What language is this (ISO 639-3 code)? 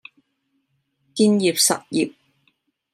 yue